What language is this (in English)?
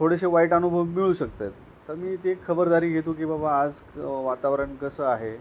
Marathi